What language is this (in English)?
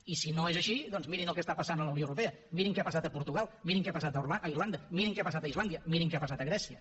Catalan